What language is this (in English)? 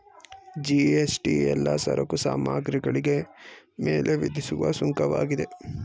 Kannada